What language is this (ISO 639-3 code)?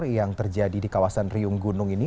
ind